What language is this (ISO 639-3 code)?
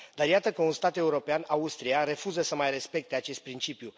ron